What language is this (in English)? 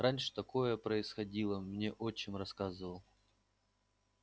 Russian